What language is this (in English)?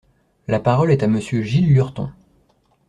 French